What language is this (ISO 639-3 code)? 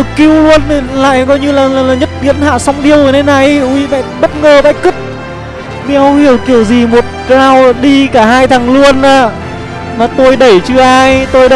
vie